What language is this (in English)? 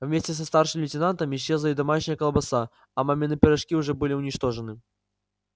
Russian